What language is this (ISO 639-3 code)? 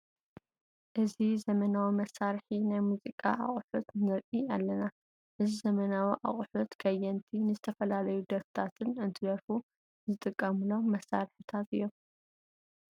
tir